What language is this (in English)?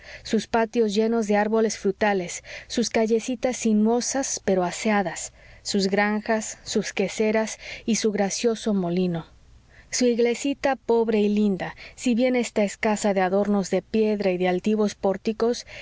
Spanish